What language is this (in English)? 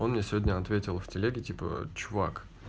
Russian